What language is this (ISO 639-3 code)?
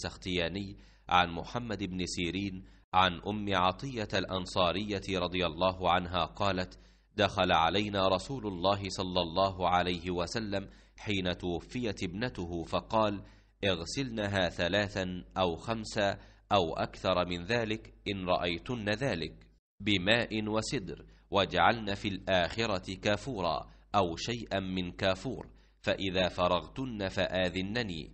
ara